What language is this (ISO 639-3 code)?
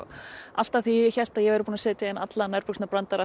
isl